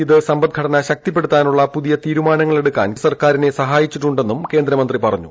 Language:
Malayalam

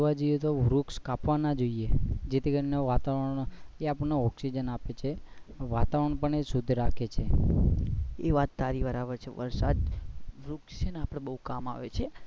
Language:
Gujarati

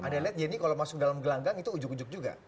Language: Indonesian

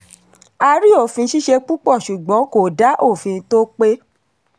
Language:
Yoruba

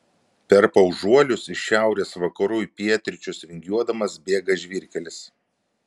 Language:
Lithuanian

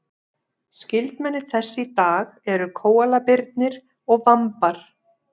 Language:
Icelandic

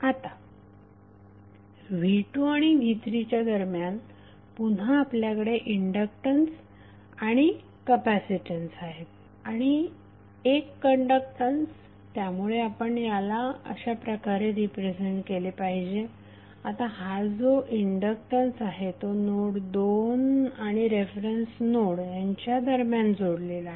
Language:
Marathi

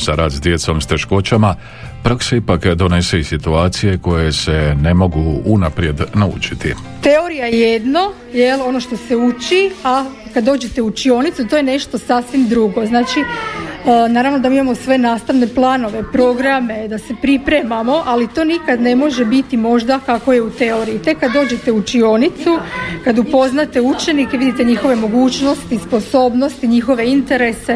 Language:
Croatian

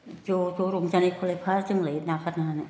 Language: Bodo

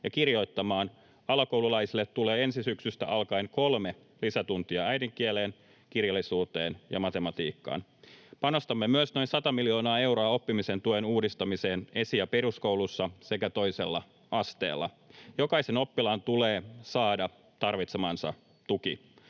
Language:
Finnish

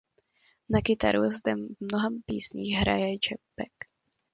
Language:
Czech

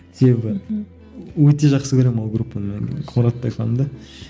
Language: Kazakh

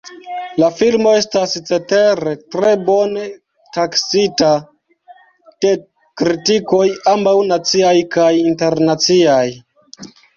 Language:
Esperanto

